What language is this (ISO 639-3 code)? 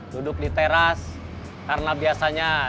ind